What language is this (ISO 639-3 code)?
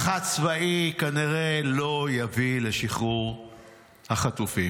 heb